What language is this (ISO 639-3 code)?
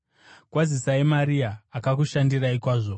sna